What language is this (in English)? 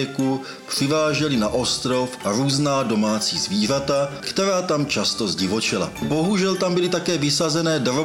Czech